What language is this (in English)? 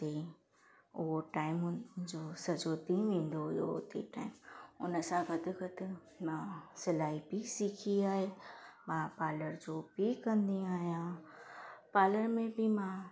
Sindhi